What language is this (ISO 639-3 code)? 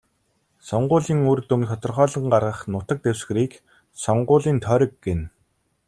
mon